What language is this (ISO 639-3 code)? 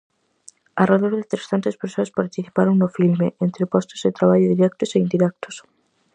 glg